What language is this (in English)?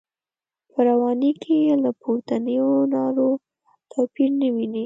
Pashto